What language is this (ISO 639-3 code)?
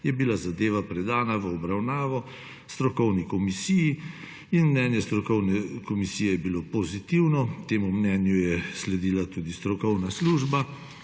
slv